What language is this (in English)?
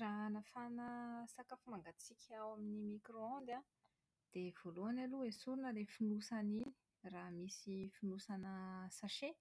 Malagasy